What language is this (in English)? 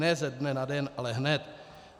Czech